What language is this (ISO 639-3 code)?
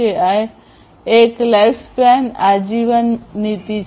guj